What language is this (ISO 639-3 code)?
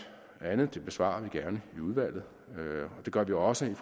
dan